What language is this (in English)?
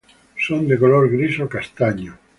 Spanish